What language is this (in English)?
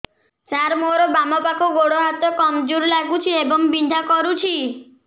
Odia